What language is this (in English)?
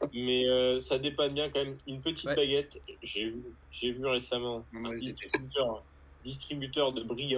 French